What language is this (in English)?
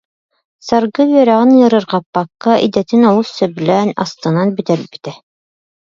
Yakut